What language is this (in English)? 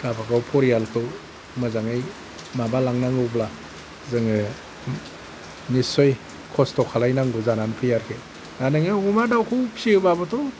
Bodo